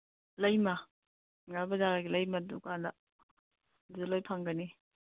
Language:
Manipuri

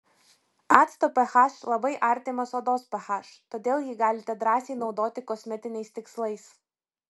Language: Lithuanian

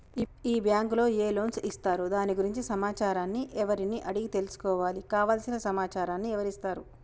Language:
Telugu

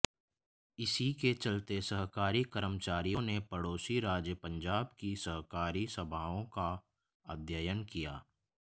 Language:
Hindi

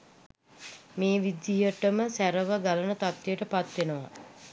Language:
Sinhala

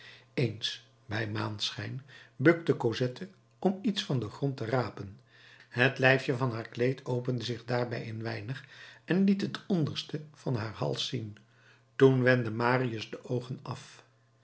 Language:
Dutch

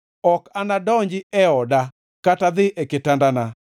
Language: Luo (Kenya and Tanzania)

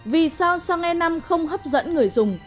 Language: Vietnamese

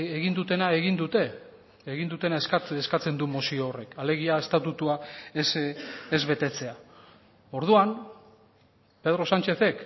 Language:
Basque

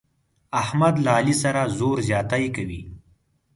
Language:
Pashto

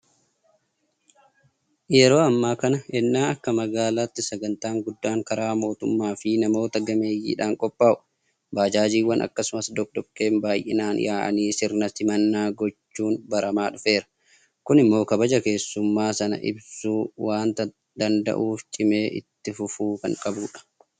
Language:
Oromo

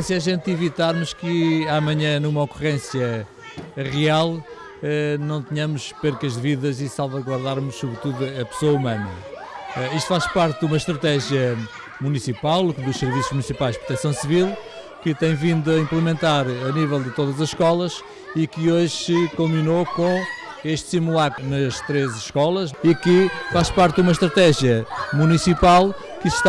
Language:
Portuguese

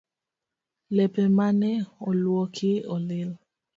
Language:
Luo (Kenya and Tanzania)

